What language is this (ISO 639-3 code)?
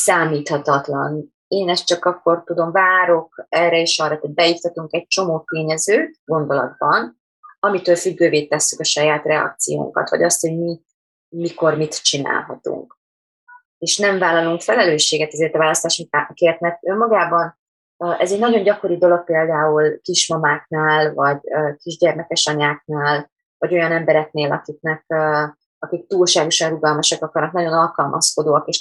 hun